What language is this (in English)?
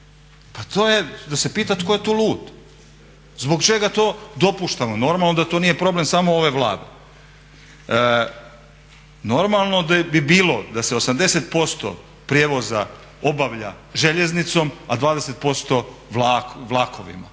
Croatian